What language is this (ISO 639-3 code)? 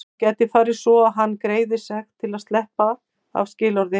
isl